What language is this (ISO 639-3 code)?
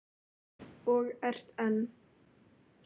isl